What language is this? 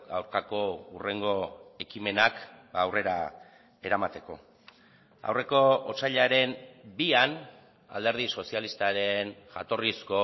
Basque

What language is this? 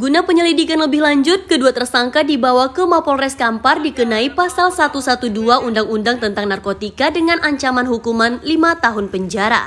Indonesian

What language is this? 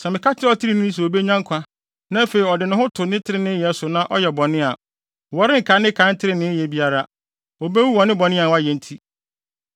Akan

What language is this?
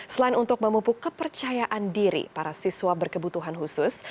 Indonesian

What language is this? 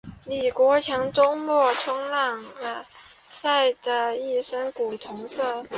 Chinese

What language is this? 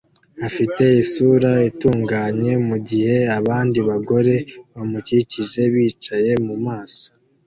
Kinyarwanda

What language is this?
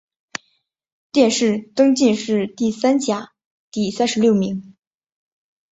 Chinese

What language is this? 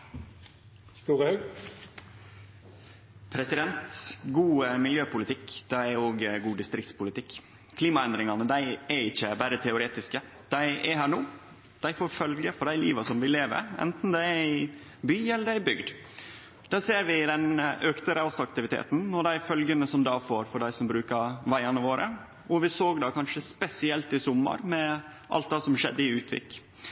Norwegian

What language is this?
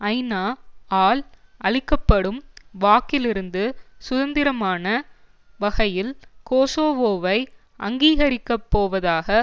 Tamil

